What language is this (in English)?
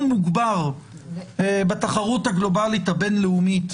Hebrew